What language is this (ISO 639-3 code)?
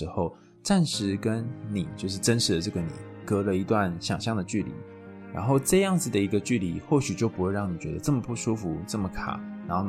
zho